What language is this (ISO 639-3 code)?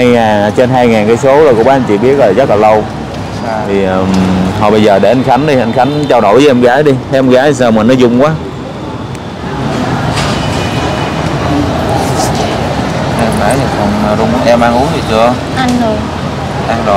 vie